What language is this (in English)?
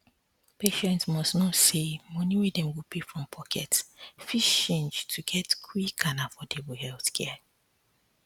Nigerian Pidgin